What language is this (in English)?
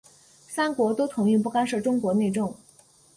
Chinese